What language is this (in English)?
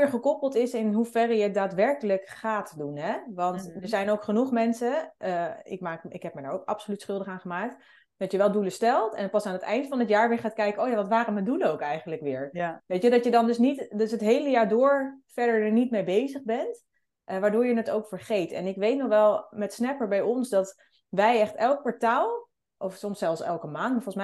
Dutch